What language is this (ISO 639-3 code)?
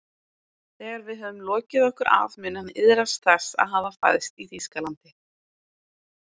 isl